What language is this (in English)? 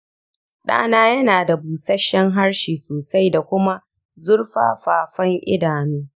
Hausa